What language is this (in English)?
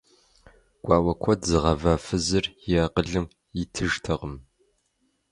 Kabardian